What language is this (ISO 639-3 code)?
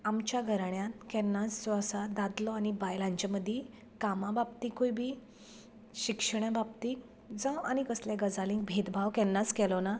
kok